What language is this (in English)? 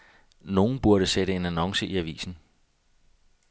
Danish